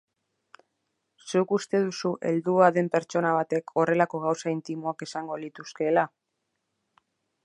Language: Basque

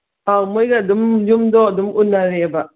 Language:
Manipuri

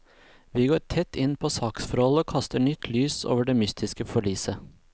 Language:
Norwegian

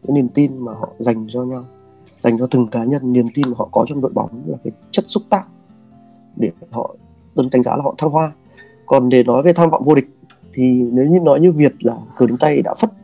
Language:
Vietnamese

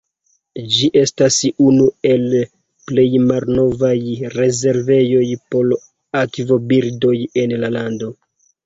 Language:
Esperanto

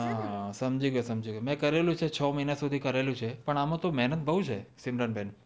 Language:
Gujarati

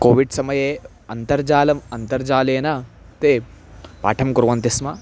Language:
Sanskrit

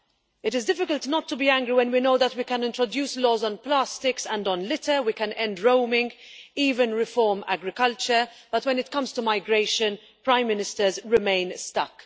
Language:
English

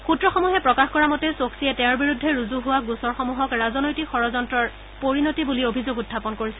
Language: Assamese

